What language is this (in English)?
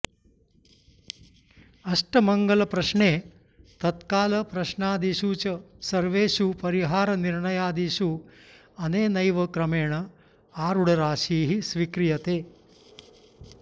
Sanskrit